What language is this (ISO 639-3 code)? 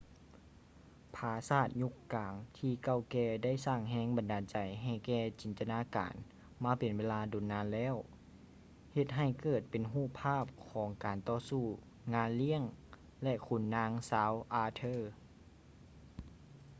lao